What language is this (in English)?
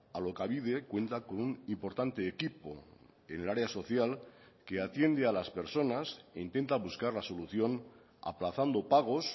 Spanish